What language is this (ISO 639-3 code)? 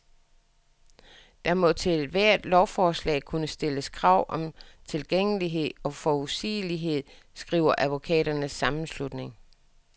dan